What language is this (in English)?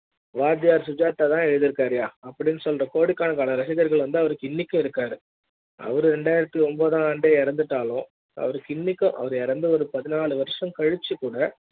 Tamil